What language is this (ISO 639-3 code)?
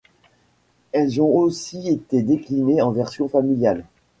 fra